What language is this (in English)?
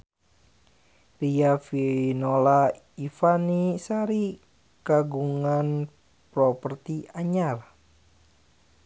Sundanese